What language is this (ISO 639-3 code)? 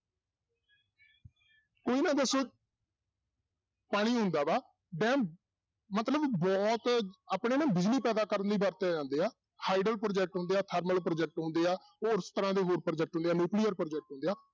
pan